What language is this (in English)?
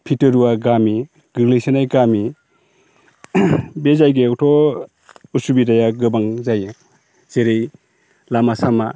Bodo